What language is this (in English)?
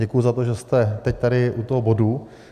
Czech